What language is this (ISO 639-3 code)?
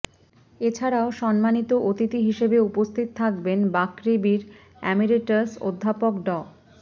ben